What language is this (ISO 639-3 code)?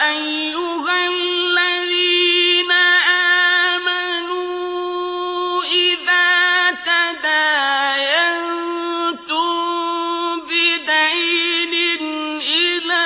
ara